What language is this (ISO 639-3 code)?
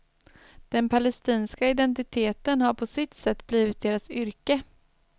swe